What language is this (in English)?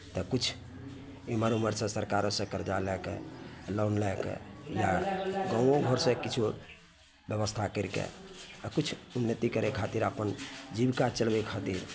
Maithili